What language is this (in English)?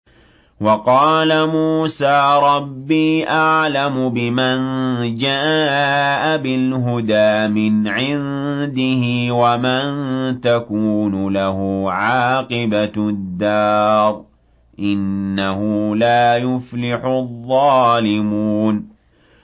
Arabic